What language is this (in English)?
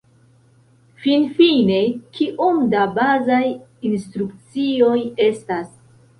Esperanto